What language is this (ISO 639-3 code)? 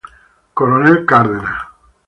spa